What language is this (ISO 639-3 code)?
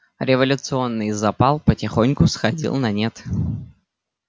rus